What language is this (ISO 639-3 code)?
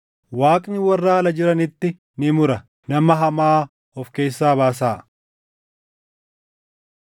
orm